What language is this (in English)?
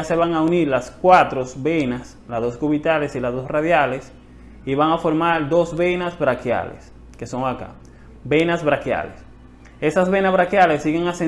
Spanish